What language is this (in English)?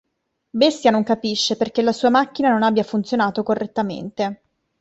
Italian